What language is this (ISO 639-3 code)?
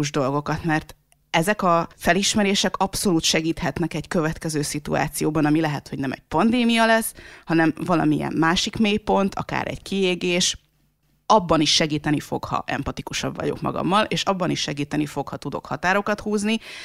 hun